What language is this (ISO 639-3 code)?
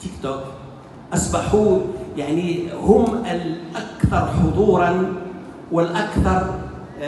ara